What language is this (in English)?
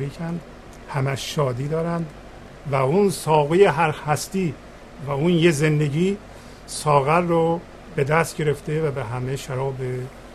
Persian